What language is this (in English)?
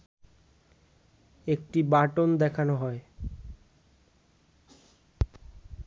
Bangla